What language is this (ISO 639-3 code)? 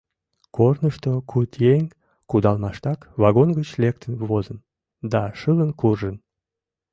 chm